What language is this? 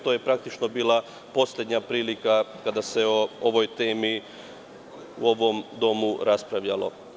Serbian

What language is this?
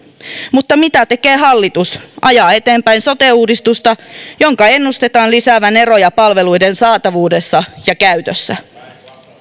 Finnish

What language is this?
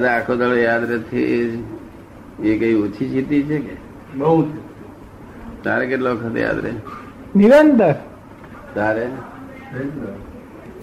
Gujarati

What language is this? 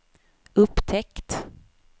Swedish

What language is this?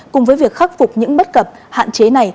Vietnamese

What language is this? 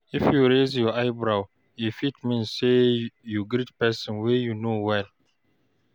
Nigerian Pidgin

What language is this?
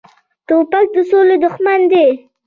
Pashto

